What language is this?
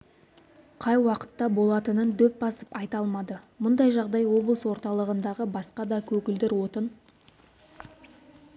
Kazakh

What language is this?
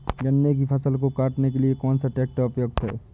Hindi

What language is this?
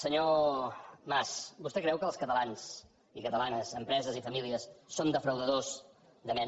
Catalan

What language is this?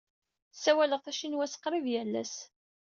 Kabyle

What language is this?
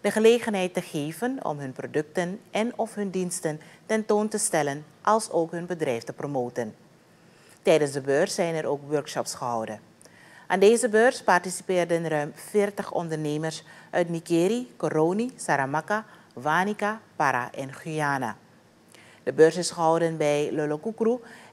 Dutch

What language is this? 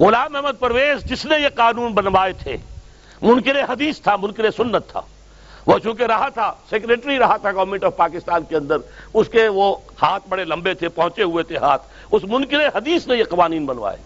Urdu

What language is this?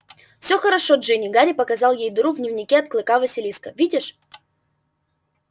Russian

